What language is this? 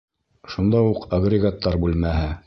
Bashkir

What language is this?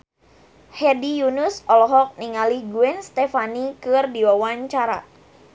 Sundanese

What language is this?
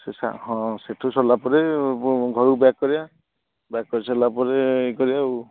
Odia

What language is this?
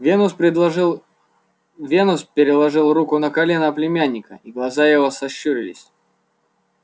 Russian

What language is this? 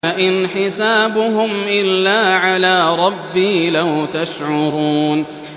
Arabic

